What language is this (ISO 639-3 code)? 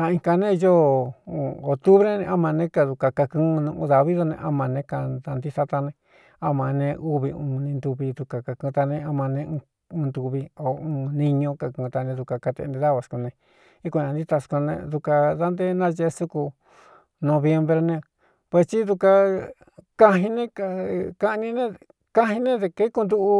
xtu